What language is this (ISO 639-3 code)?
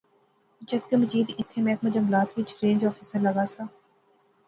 phr